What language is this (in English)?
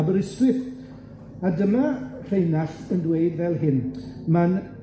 Welsh